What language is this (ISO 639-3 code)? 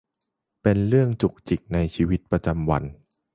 tha